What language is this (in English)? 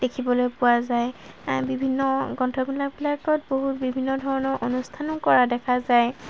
Assamese